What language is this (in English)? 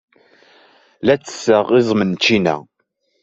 Kabyle